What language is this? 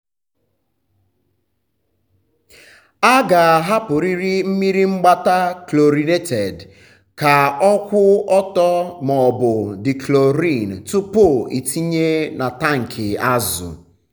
Igbo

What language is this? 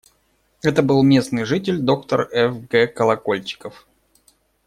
Russian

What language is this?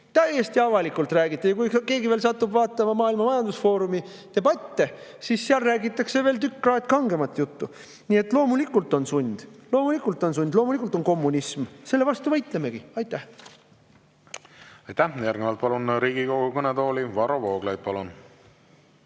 Estonian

